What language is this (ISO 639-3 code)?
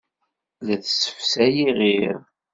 kab